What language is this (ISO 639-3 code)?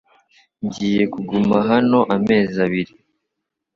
kin